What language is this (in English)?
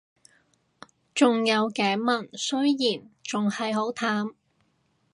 Cantonese